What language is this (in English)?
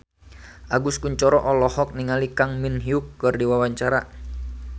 Sundanese